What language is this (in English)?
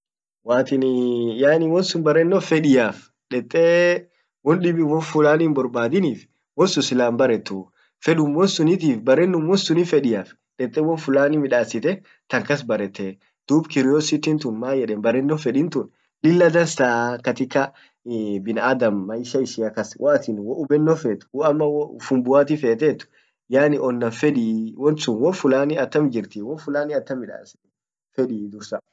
Orma